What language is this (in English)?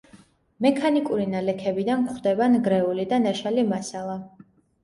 Georgian